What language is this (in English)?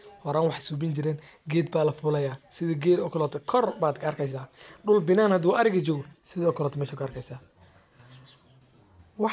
Somali